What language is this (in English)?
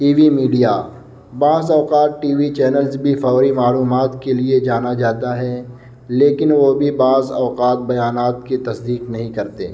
Urdu